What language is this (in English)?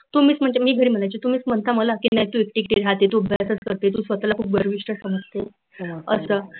Marathi